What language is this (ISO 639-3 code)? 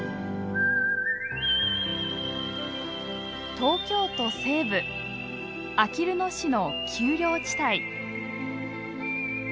jpn